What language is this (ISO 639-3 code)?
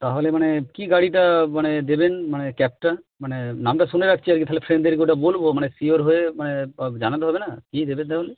ben